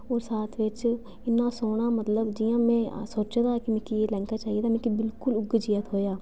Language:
Dogri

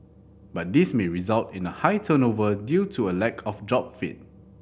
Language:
English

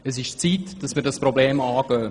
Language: Swiss German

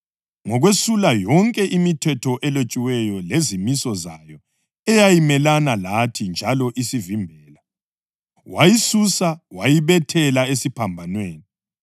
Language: North Ndebele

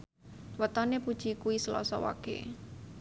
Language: Javanese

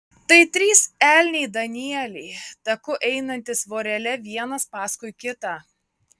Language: Lithuanian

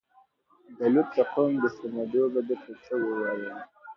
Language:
Pashto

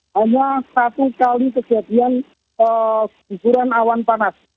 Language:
Indonesian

